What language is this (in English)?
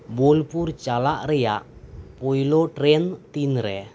Santali